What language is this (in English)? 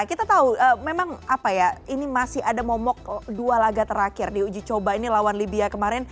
Indonesian